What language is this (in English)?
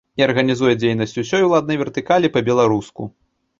Belarusian